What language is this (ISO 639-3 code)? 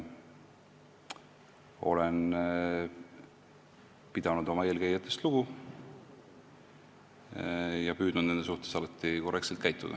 est